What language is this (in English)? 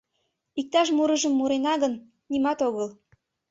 Mari